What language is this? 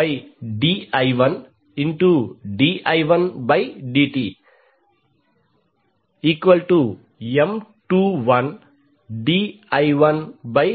Telugu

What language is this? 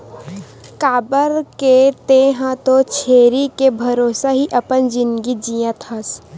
Chhattisgarhi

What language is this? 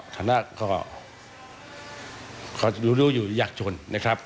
Thai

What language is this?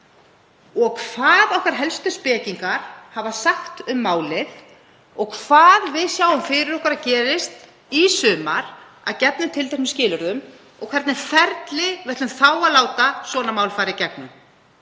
Icelandic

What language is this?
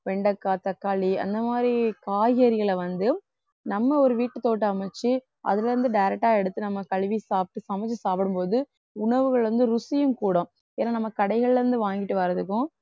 Tamil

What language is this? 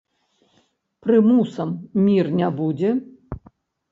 Belarusian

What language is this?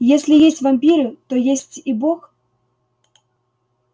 Russian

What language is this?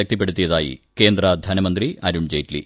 Malayalam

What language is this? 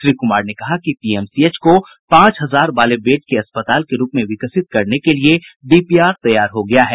Hindi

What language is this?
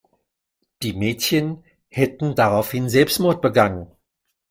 German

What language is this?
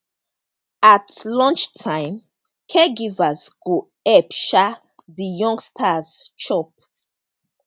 Nigerian Pidgin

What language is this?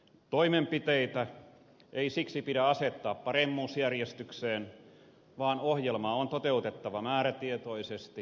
Finnish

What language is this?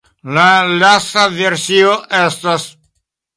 Esperanto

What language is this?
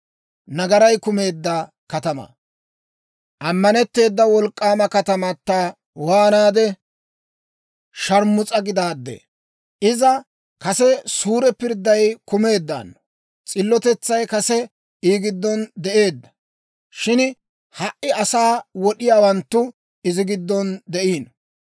Dawro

